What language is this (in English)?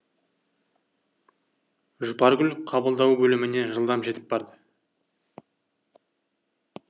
Kazakh